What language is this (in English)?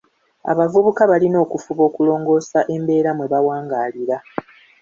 Ganda